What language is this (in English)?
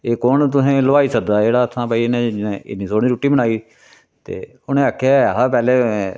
Dogri